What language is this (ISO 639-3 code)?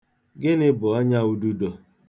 ibo